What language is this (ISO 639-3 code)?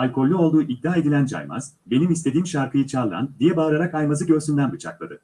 tur